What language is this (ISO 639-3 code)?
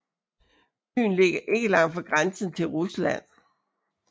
dan